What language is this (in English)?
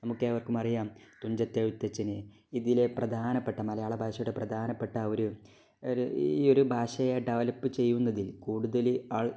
Malayalam